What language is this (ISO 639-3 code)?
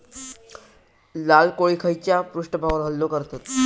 mar